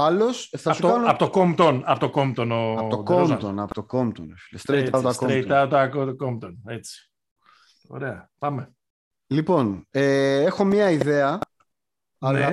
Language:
Greek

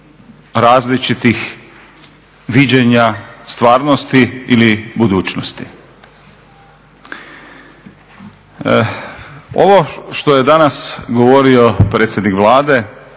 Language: Croatian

